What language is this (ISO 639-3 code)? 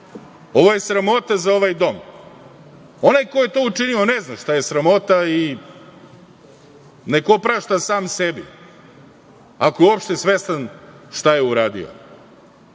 srp